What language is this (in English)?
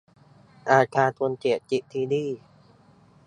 Thai